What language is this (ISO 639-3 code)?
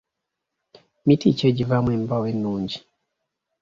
lug